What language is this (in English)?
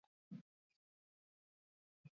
Basque